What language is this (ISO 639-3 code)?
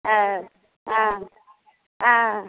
mai